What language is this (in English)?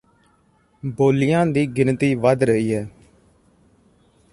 Punjabi